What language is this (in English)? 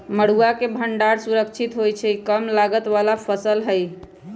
Magahi